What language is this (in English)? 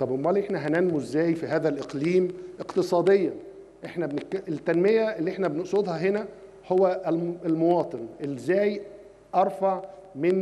Arabic